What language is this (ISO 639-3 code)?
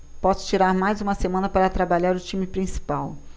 por